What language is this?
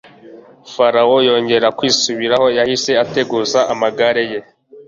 Kinyarwanda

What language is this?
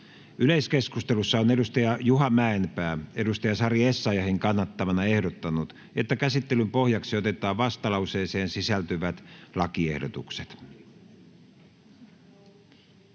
Finnish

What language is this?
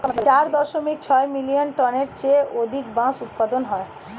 Bangla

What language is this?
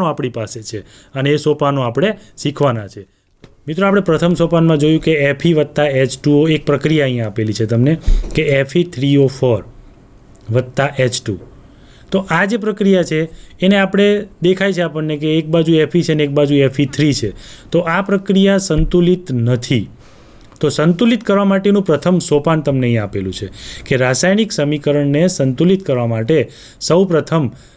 Hindi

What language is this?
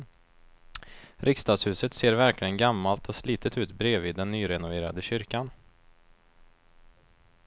Swedish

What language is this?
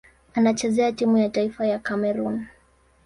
Swahili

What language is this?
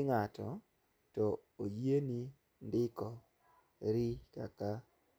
Luo (Kenya and Tanzania)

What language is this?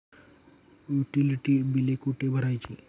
Marathi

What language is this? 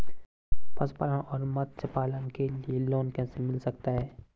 Hindi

